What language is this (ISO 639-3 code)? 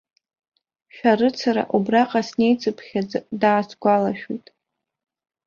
abk